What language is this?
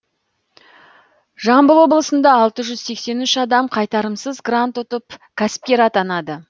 Kazakh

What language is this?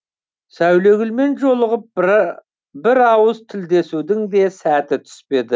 Kazakh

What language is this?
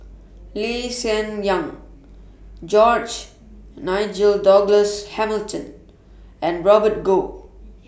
English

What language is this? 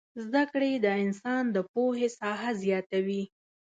Pashto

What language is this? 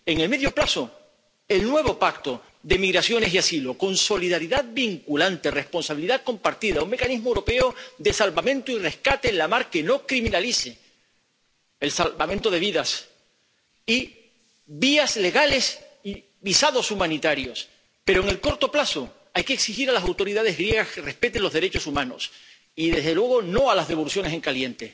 Spanish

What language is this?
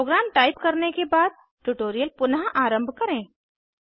Hindi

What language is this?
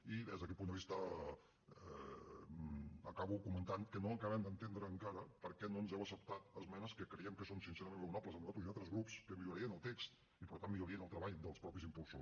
Catalan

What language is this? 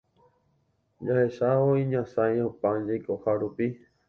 Guarani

